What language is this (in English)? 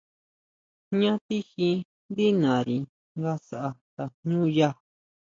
Huautla Mazatec